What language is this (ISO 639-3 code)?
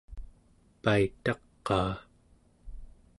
esu